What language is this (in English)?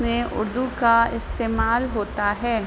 Urdu